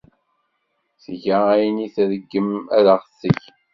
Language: Kabyle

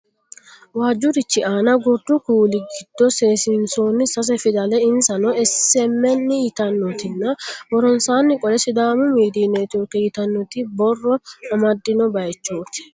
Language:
Sidamo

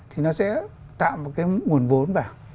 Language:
Vietnamese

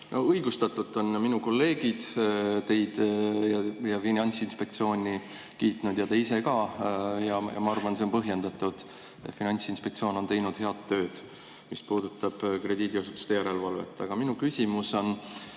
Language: Estonian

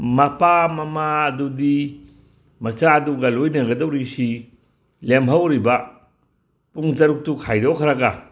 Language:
Manipuri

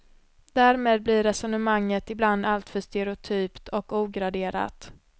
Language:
Swedish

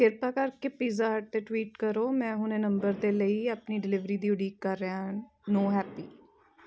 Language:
Punjabi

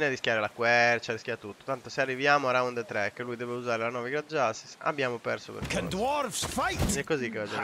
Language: Italian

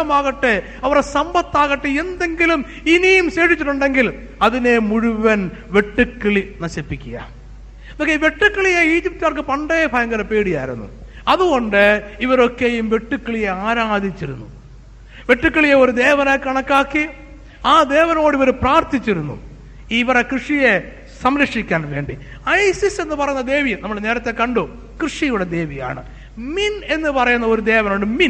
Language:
Malayalam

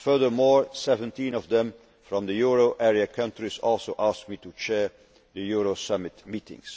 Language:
English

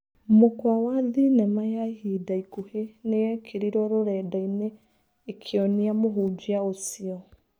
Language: Kikuyu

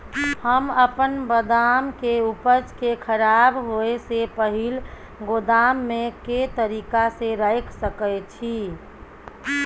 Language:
Maithili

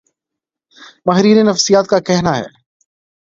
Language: Urdu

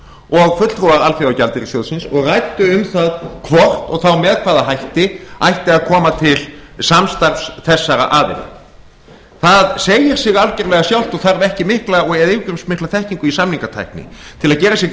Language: Icelandic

